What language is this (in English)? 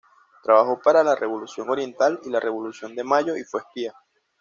Spanish